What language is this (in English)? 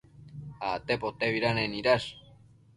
Matsés